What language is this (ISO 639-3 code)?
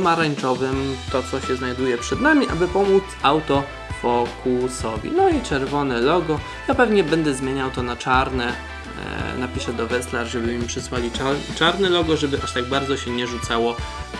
pol